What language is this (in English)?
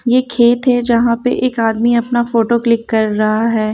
Hindi